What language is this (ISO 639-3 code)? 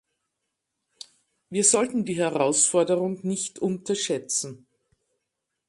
deu